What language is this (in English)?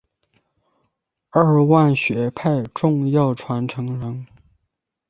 Chinese